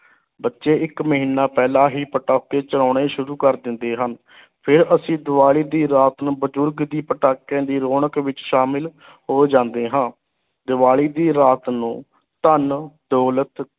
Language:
Punjabi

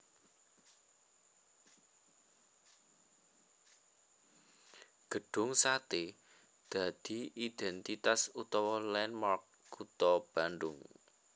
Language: Javanese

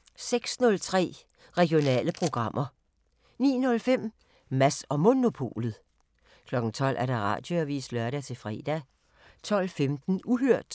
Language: Danish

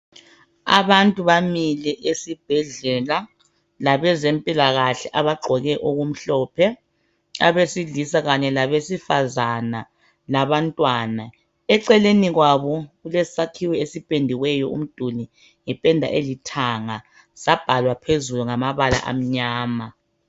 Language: North Ndebele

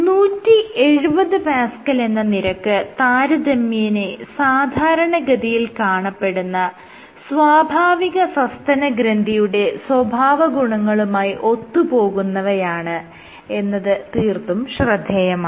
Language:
Malayalam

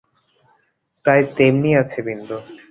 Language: Bangla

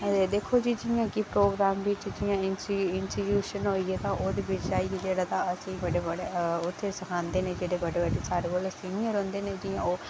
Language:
Dogri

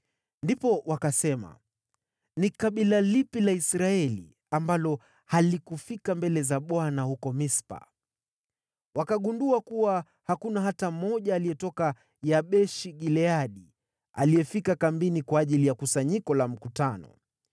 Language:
Swahili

